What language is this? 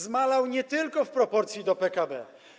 Polish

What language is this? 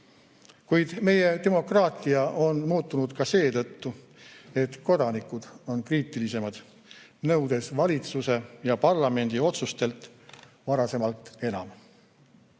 Estonian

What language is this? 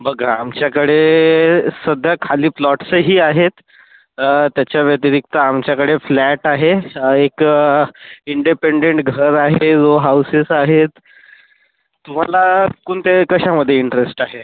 Marathi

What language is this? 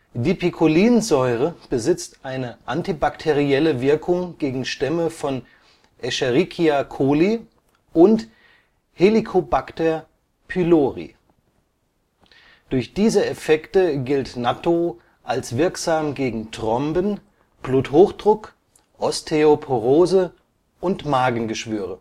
German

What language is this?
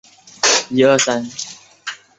Chinese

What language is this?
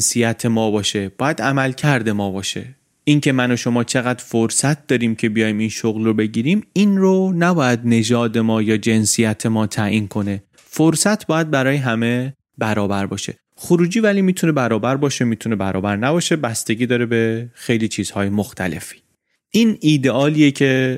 Persian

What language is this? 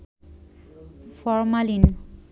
Bangla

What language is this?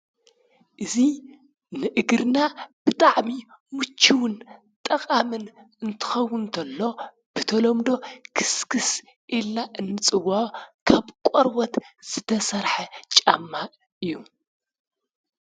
Tigrinya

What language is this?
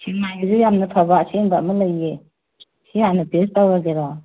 Manipuri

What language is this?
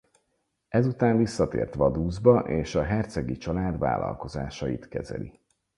Hungarian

